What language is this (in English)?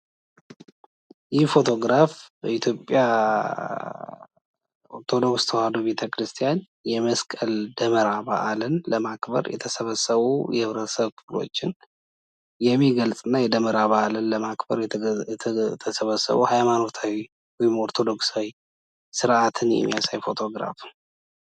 Amharic